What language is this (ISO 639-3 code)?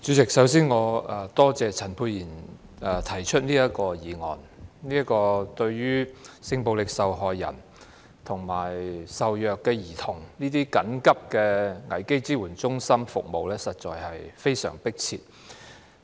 yue